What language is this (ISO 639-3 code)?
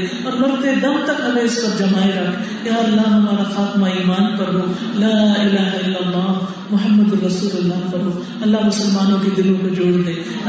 urd